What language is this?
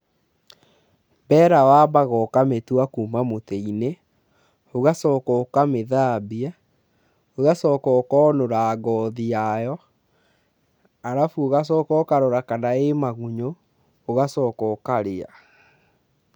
Kikuyu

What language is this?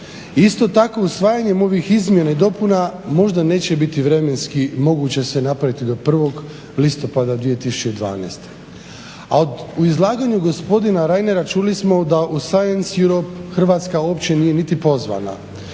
Croatian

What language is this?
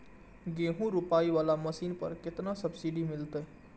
Maithili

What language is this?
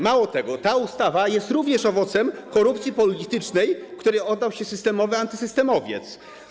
Polish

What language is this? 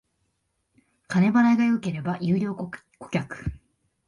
Japanese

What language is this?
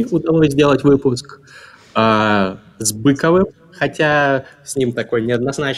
Russian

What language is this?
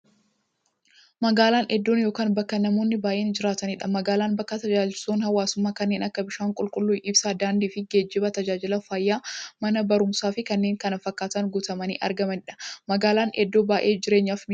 Oromo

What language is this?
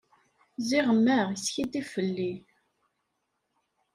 Kabyle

